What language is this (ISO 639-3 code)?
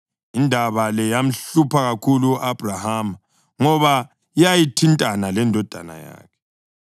nde